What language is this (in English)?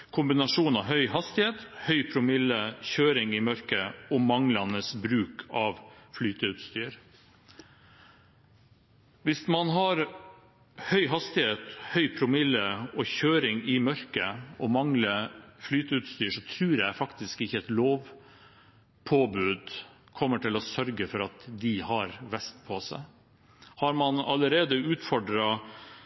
Norwegian Bokmål